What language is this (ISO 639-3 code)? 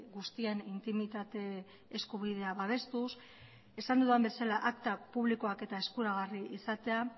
eus